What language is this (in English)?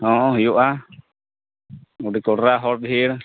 Santali